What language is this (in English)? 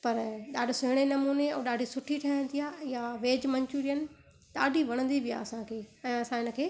Sindhi